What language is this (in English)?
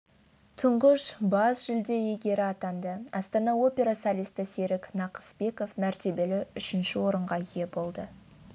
Kazakh